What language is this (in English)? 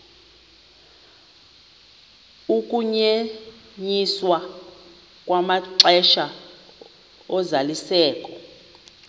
Xhosa